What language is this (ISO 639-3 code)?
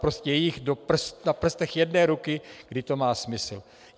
ces